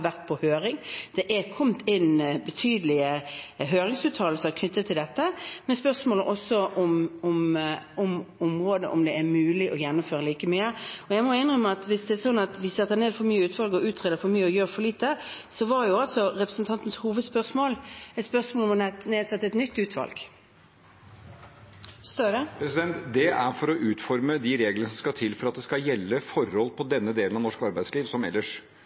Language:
Norwegian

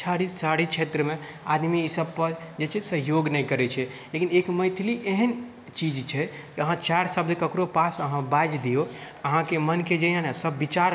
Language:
Maithili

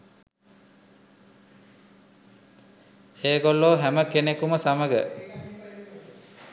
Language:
Sinhala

